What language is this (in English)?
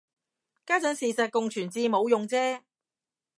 Cantonese